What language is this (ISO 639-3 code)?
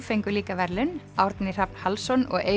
isl